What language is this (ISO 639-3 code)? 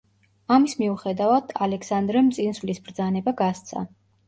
kat